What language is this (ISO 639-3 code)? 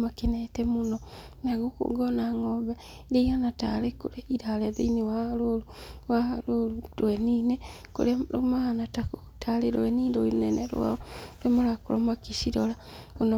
kik